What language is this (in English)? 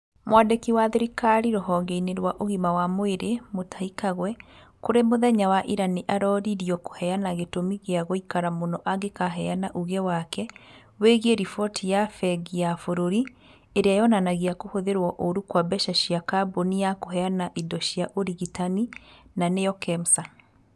Kikuyu